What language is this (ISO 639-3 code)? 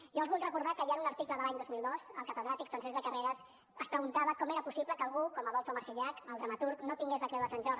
cat